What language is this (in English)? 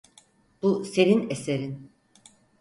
Turkish